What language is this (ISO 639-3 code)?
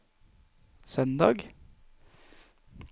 nor